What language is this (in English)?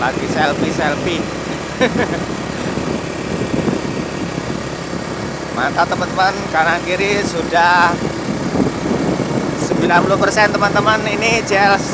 Indonesian